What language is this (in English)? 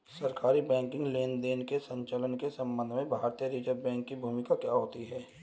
Hindi